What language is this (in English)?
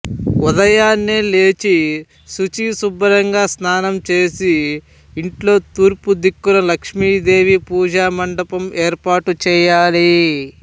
Telugu